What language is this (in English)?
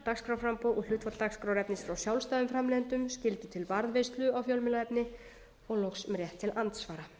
Icelandic